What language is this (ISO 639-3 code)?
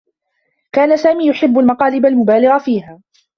ara